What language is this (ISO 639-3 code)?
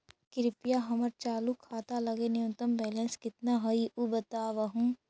mag